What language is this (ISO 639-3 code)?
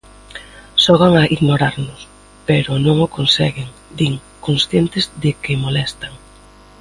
glg